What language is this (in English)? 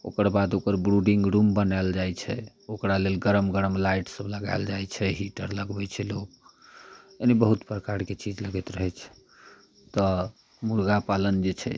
Maithili